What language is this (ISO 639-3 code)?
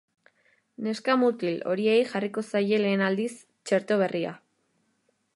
eus